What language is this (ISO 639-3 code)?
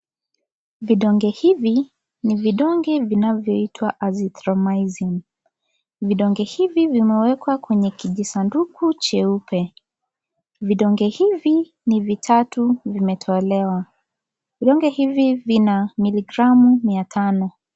swa